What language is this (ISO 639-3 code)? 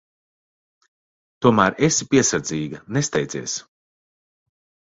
lav